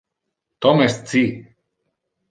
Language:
Interlingua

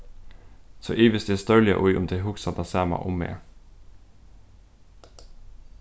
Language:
Faroese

